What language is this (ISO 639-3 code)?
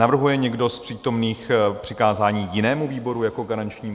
ces